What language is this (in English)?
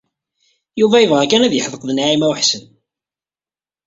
Kabyle